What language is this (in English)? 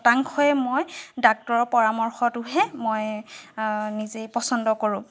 Assamese